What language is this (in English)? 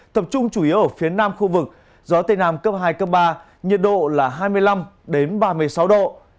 Vietnamese